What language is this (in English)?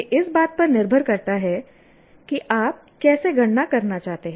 Hindi